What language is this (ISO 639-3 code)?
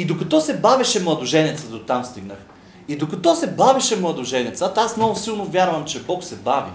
bul